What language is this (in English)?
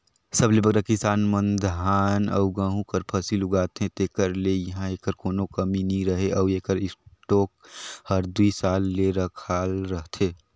Chhattisgarhi